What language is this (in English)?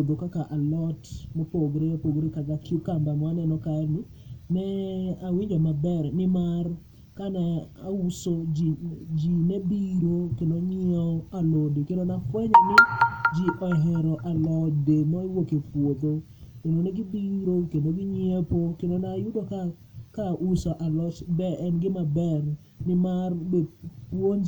Luo (Kenya and Tanzania)